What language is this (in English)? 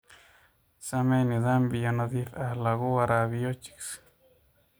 Somali